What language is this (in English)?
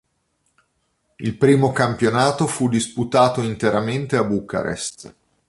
Italian